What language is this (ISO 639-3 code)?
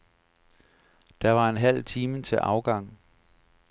dan